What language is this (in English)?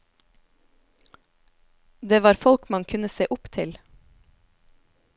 Norwegian